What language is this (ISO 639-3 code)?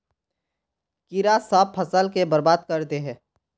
mag